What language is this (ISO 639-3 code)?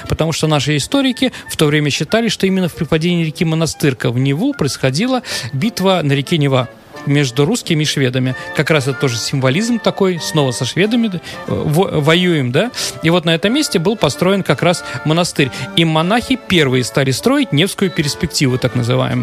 rus